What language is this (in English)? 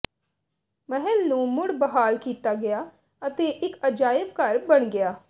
Punjabi